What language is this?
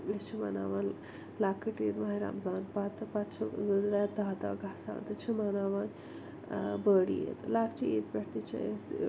Kashmiri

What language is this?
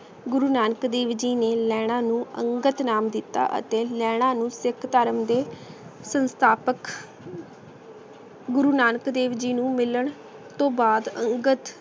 Punjabi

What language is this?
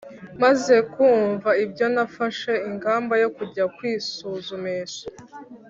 Kinyarwanda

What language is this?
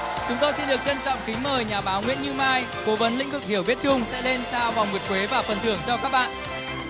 Vietnamese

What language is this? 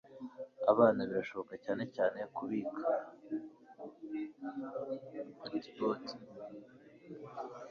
Kinyarwanda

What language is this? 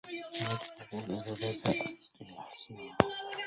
Arabic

